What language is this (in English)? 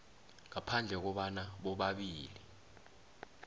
South Ndebele